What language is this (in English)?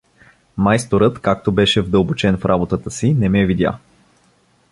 Bulgarian